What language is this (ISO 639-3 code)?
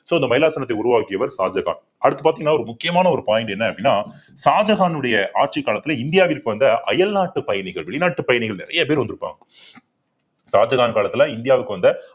tam